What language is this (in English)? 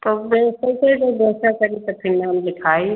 Hindi